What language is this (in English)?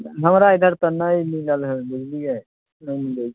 Maithili